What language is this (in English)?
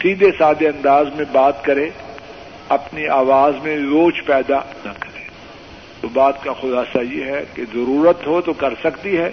Urdu